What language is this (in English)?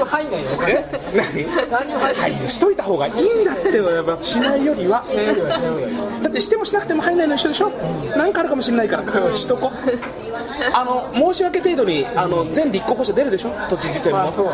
Japanese